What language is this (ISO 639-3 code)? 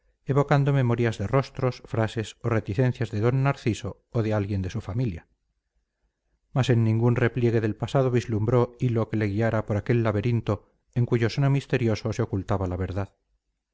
spa